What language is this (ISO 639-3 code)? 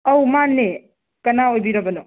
mni